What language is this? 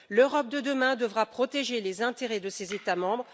French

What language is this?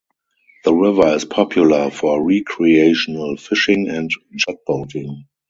English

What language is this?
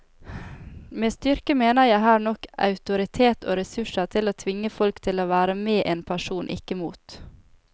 Norwegian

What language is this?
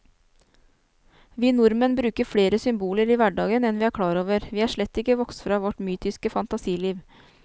Norwegian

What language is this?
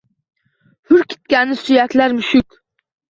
Uzbek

